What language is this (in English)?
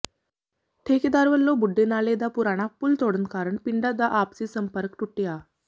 Punjabi